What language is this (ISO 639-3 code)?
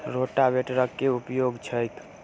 mai